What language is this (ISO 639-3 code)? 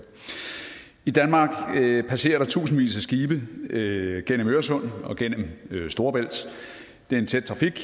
dan